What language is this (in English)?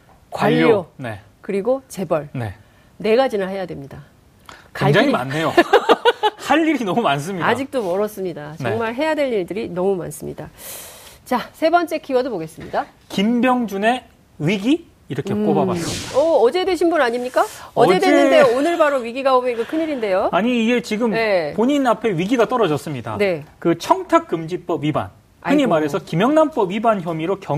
Korean